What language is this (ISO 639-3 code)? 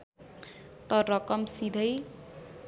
nep